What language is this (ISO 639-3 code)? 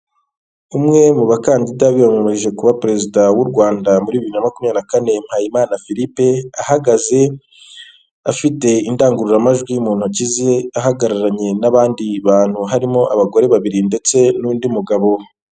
kin